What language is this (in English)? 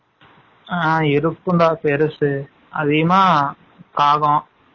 Tamil